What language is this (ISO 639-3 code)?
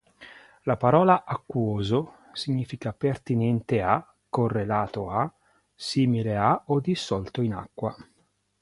ita